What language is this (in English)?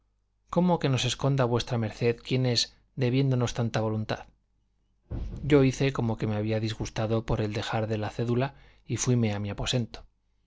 Spanish